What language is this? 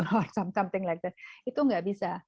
Indonesian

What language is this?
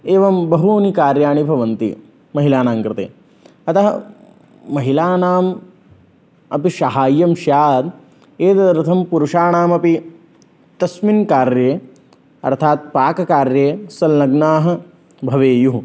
Sanskrit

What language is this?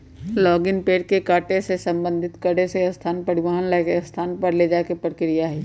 Magahi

